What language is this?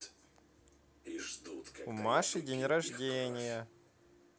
Russian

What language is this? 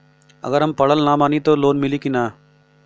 Bhojpuri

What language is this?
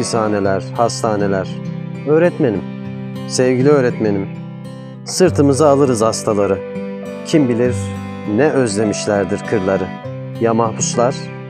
Turkish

